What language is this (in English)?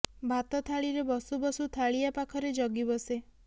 Odia